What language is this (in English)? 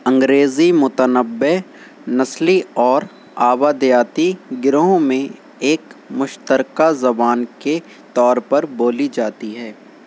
Urdu